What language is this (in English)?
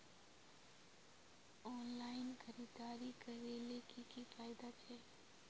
Magahi